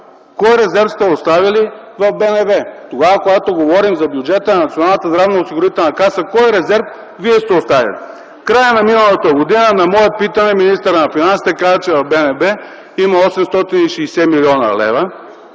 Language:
Bulgarian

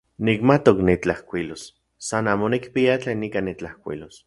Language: Central Puebla Nahuatl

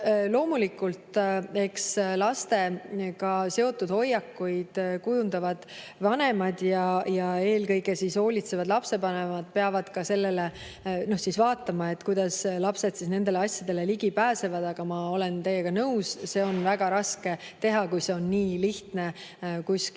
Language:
Estonian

